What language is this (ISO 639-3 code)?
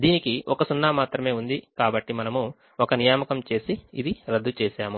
tel